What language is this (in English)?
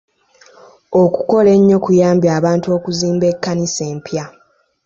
Ganda